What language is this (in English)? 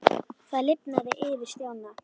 Icelandic